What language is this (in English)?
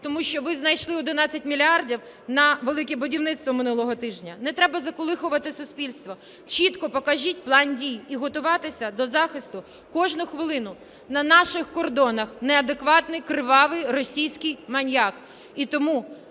Ukrainian